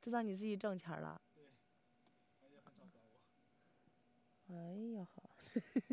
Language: Chinese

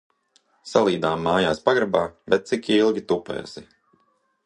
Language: Latvian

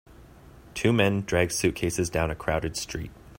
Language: English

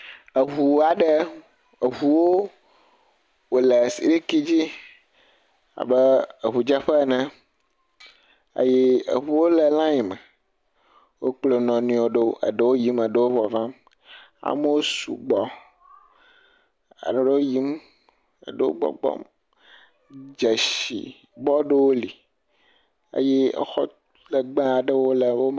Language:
Ewe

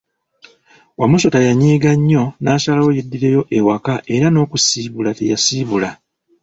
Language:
Ganda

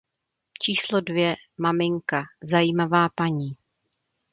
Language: Czech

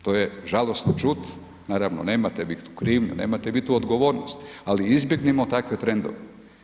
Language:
Croatian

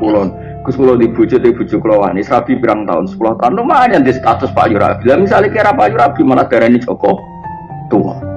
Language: Indonesian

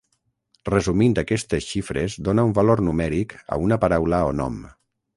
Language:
Catalan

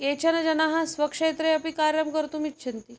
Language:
Sanskrit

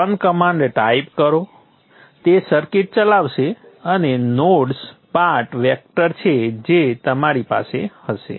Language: Gujarati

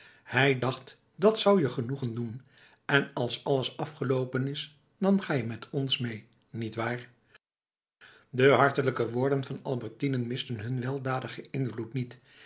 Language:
Dutch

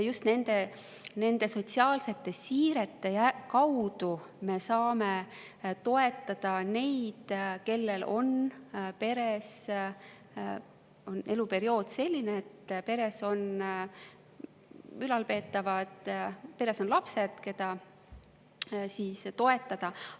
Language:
Estonian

